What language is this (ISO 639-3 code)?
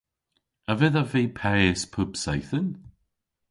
cor